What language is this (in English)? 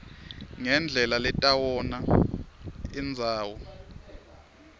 Swati